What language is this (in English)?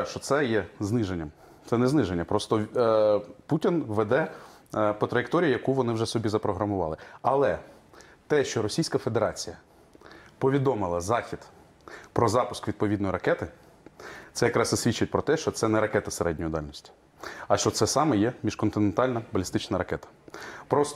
Ukrainian